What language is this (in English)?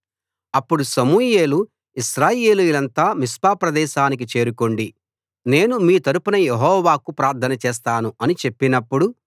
Telugu